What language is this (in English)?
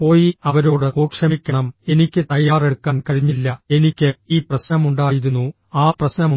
Malayalam